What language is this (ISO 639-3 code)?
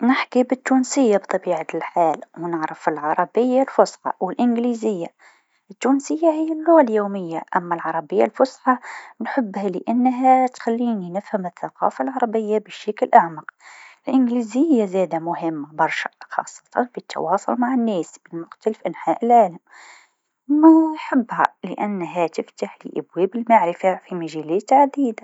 aeb